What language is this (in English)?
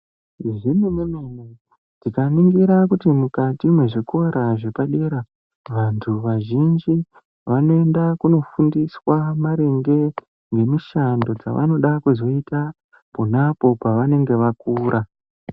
Ndau